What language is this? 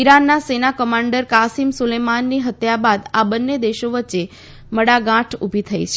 Gujarati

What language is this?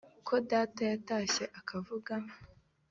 Kinyarwanda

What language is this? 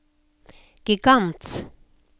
Norwegian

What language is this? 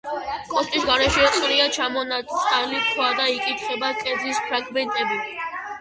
Georgian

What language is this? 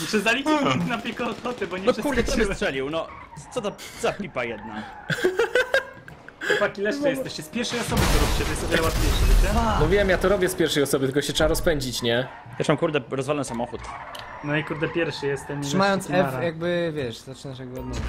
Polish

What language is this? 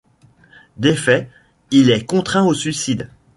French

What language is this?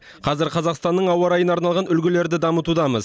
Kazakh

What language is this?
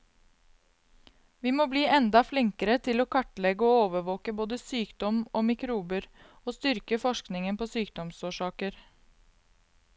Norwegian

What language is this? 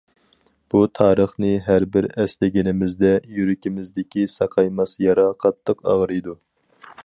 Uyghur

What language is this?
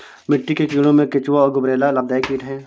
Hindi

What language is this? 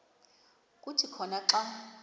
Xhosa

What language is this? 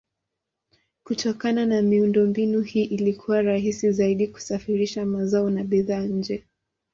Swahili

